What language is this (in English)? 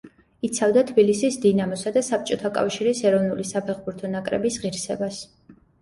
Georgian